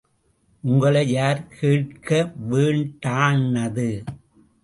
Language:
Tamil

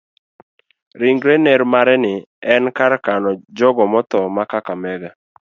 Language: Luo (Kenya and Tanzania)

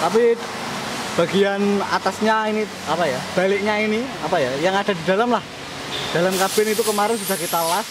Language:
Indonesian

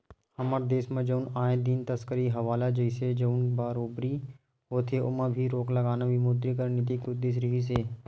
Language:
Chhattisgarhi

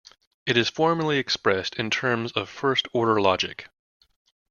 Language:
English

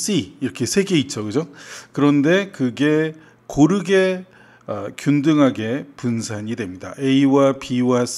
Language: Korean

